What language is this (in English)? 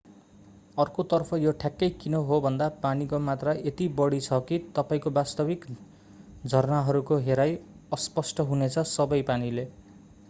Nepali